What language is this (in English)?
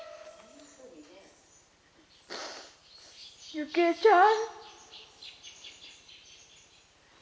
Japanese